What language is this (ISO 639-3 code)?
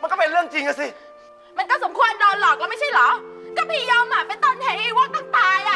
tha